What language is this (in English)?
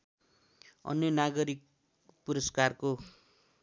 Nepali